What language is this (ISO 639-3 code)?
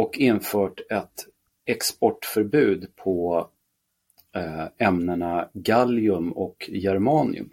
swe